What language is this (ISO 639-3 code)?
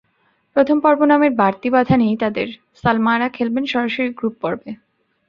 ben